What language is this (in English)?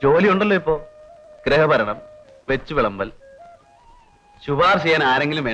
Malayalam